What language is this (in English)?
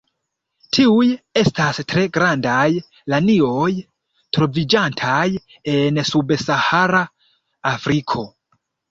Esperanto